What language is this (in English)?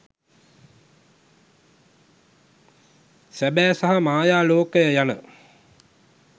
Sinhala